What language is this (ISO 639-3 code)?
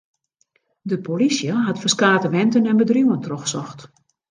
fry